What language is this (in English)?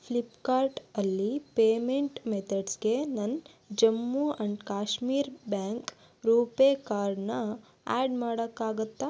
Kannada